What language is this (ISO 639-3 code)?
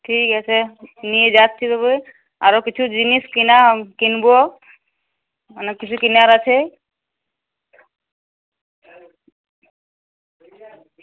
ben